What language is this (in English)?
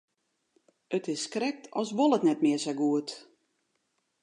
Western Frisian